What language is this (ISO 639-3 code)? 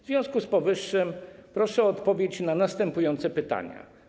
pol